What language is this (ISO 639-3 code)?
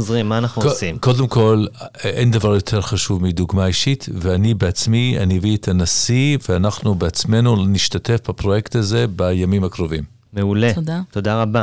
heb